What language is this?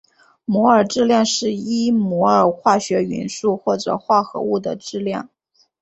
Chinese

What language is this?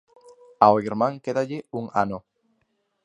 Galician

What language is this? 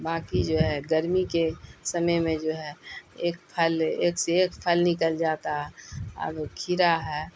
Urdu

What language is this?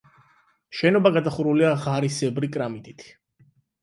Georgian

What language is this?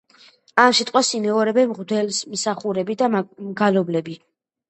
Georgian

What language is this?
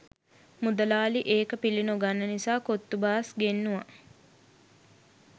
Sinhala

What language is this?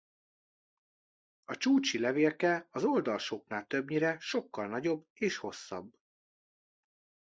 Hungarian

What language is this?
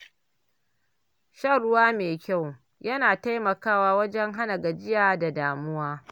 Hausa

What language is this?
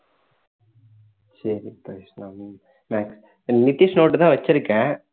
Tamil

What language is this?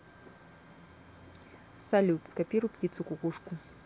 Russian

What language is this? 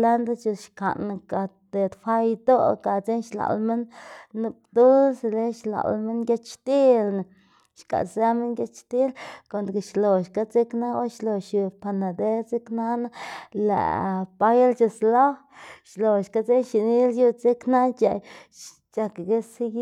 Xanaguía Zapotec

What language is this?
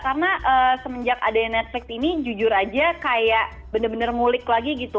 Indonesian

